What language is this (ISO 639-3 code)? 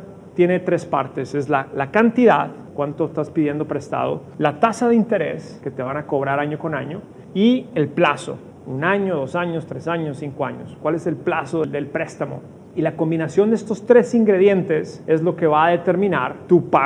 spa